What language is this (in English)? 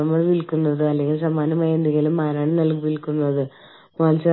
Malayalam